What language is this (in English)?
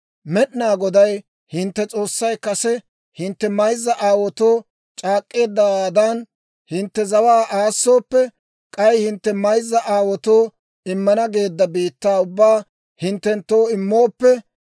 Dawro